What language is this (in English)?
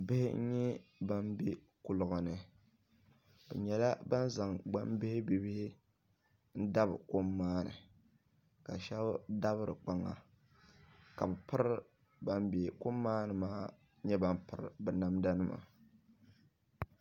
Dagbani